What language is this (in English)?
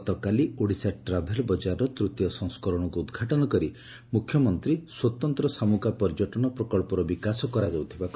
Odia